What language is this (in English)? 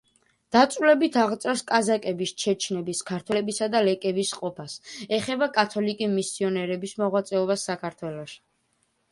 Georgian